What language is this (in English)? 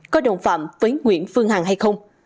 Vietnamese